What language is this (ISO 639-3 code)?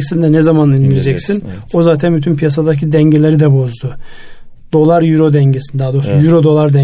tur